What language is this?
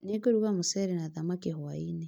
Kikuyu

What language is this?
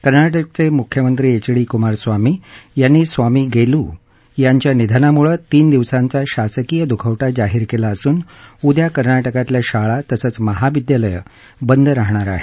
Marathi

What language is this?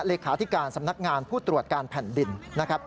Thai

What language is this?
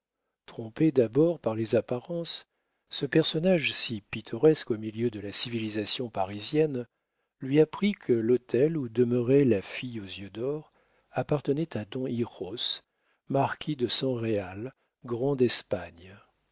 French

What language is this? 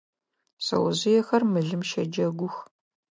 Adyghe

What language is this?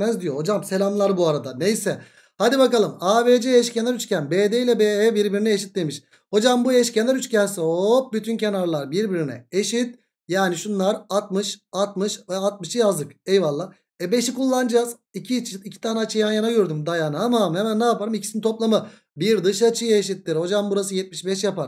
Turkish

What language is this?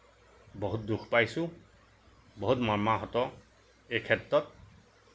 Assamese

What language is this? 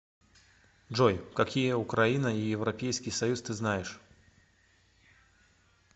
Russian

